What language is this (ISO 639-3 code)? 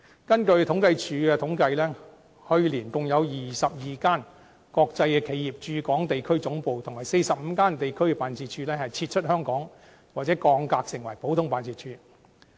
yue